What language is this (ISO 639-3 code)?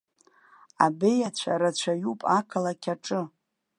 abk